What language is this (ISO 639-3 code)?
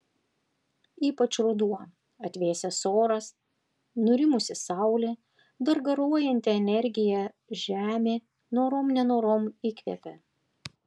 lit